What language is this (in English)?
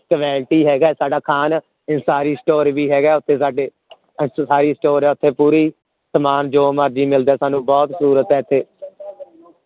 Punjabi